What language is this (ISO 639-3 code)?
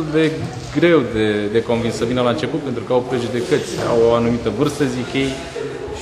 ron